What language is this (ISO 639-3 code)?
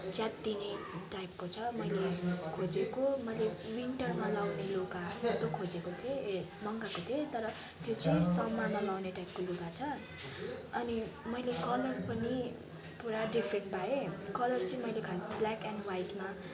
nep